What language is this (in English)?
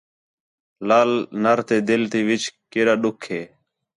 Khetrani